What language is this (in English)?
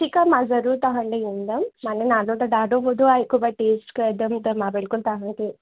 Sindhi